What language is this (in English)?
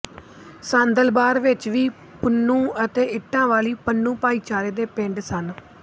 Punjabi